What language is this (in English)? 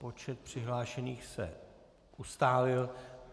Czech